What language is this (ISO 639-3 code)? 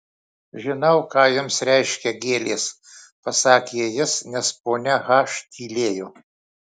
lit